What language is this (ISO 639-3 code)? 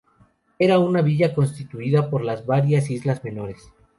spa